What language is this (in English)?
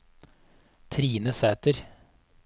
Norwegian